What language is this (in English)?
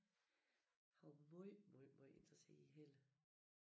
Danish